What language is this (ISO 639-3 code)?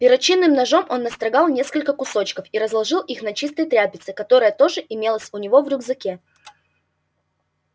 rus